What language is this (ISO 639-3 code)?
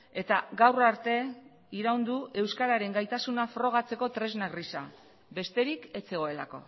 eus